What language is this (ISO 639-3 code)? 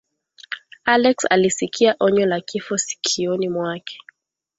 swa